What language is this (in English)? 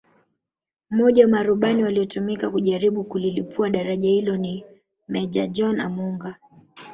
Swahili